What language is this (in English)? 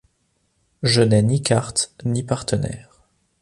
French